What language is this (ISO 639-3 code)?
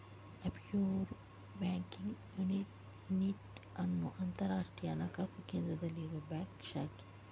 kan